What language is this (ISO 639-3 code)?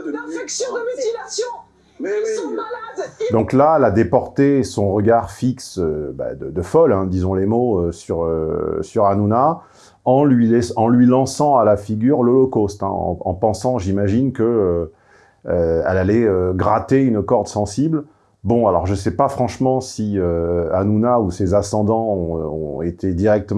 fra